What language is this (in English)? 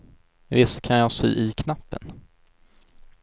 Swedish